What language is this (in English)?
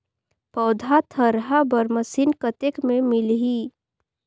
Chhattisgarhi